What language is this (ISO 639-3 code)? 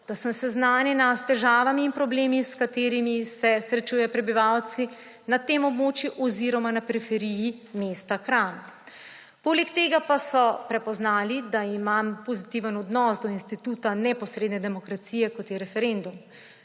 slv